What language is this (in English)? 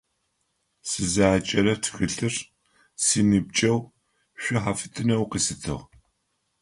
Adyghe